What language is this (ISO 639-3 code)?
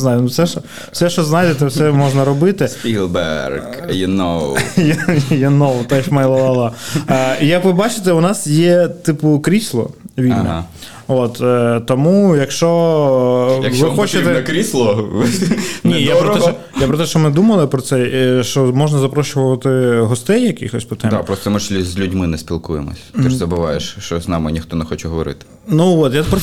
ukr